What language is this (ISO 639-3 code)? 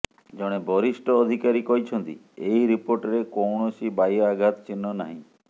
ori